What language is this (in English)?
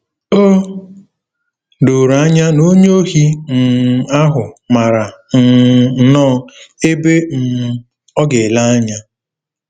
Igbo